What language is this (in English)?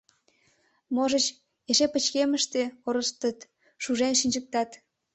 Mari